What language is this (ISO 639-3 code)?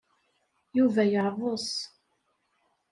kab